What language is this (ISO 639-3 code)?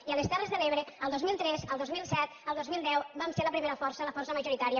cat